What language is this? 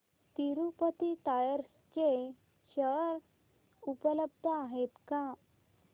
Marathi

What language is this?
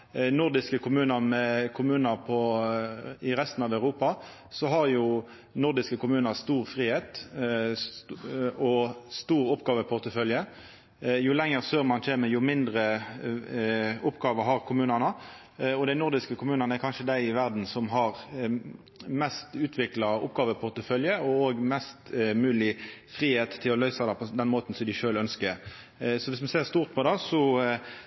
Norwegian Nynorsk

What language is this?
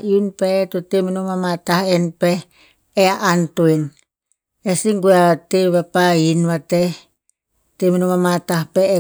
Tinputz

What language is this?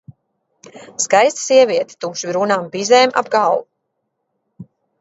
Latvian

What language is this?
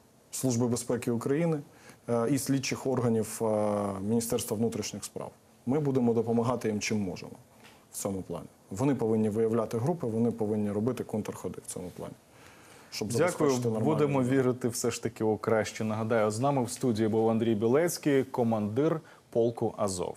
Russian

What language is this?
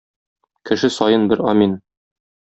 Tatar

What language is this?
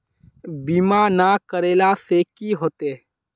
Magahi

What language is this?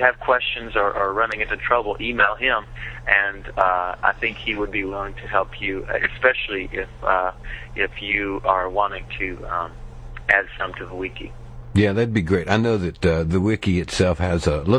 English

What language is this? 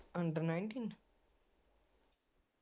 Punjabi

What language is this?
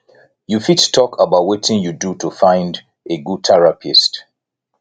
Nigerian Pidgin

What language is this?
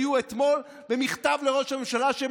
Hebrew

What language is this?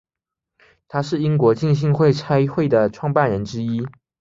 Chinese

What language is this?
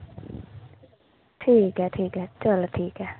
Dogri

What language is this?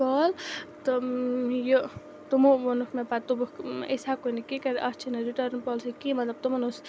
Kashmiri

